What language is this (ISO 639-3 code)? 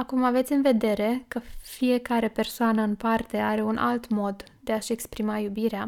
ron